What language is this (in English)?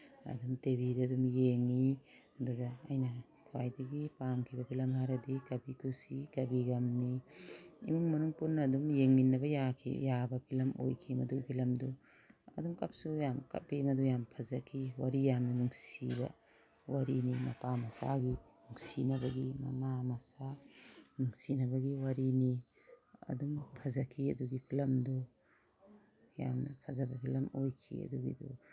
Manipuri